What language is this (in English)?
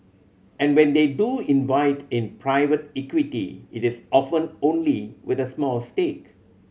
English